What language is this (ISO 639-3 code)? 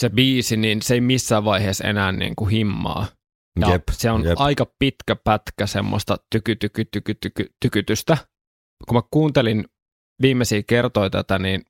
fin